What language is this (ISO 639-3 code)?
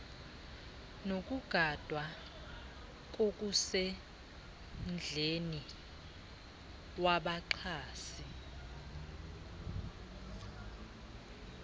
xho